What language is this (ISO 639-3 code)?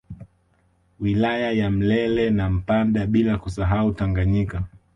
swa